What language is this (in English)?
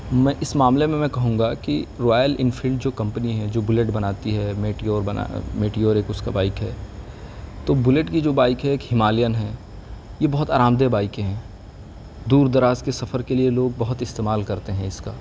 Urdu